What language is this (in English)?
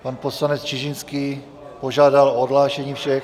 Czech